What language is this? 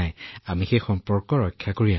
Assamese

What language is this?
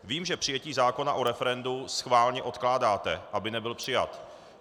Czech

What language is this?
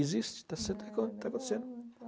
Portuguese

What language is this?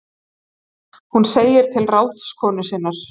Icelandic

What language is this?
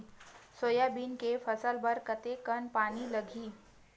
Chhattisgarhi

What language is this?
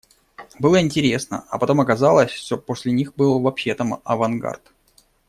Russian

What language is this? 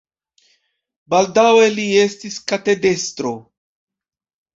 Esperanto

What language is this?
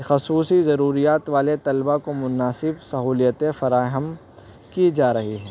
Urdu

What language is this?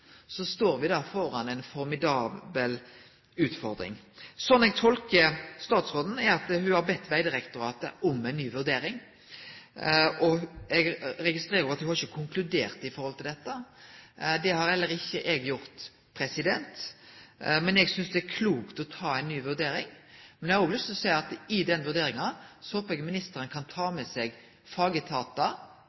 Norwegian Nynorsk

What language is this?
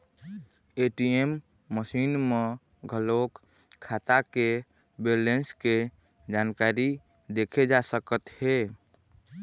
Chhattisgarhi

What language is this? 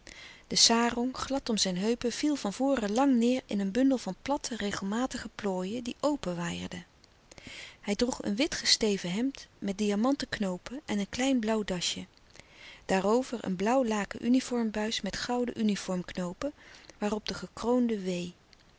Dutch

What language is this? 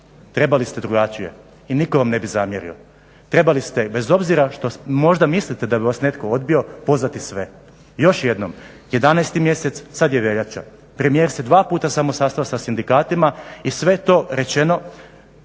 Croatian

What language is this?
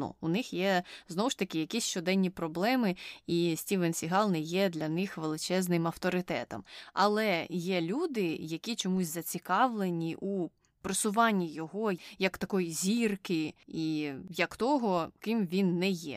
Ukrainian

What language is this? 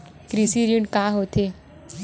Chhattisgarhi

